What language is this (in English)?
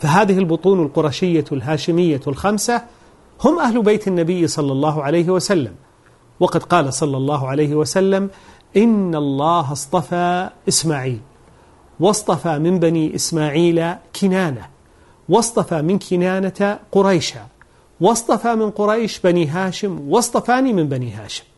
Arabic